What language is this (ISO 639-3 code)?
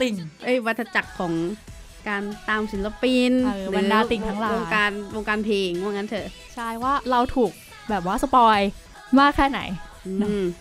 tha